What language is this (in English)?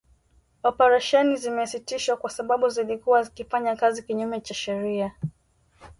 Swahili